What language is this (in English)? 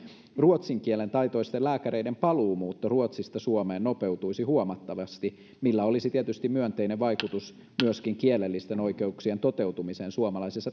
Finnish